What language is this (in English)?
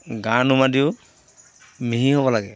Assamese